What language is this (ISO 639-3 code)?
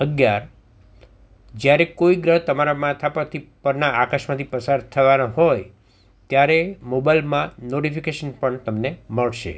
guj